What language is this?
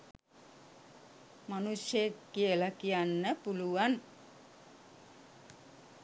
Sinhala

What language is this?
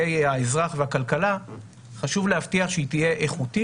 Hebrew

